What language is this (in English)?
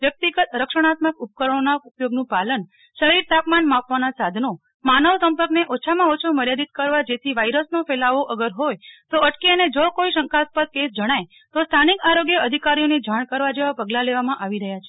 Gujarati